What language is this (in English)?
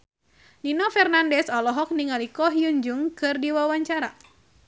Sundanese